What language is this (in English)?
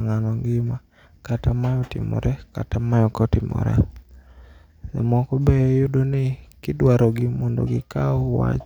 Luo (Kenya and Tanzania)